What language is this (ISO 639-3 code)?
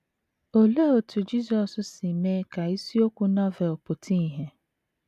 ibo